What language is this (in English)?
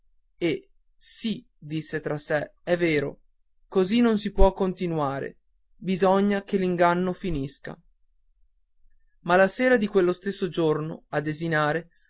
Italian